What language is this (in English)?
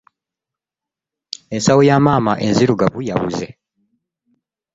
Ganda